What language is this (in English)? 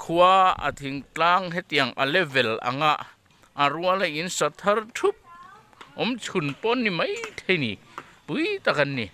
Thai